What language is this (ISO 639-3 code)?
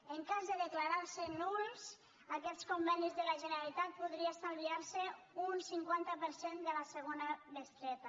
cat